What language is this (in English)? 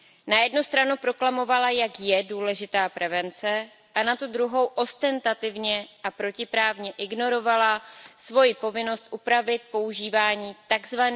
Czech